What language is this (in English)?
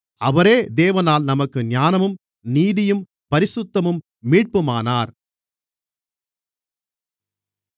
Tamil